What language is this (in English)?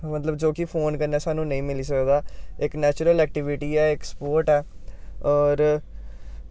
Dogri